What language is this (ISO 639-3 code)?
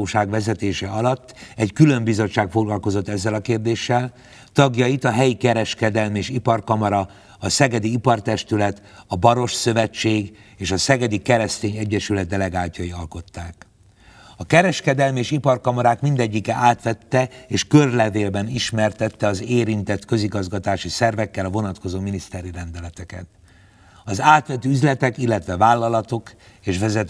hun